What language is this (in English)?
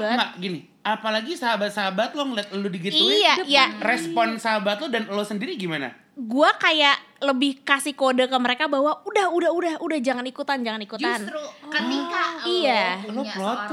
Indonesian